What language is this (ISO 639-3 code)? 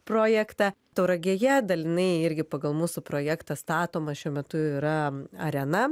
lit